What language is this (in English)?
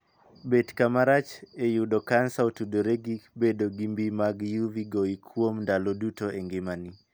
Luo (Kenya and Tanzania)